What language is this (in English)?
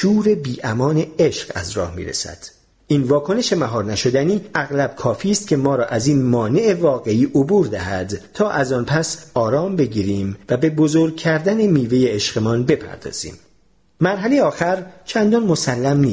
Persian